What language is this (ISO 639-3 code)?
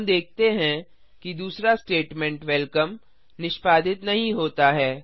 hin